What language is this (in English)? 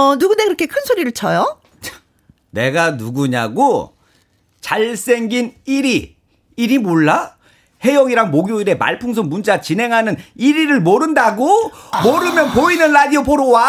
Korean